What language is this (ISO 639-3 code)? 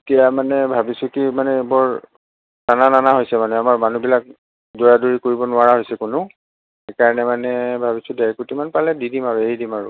asm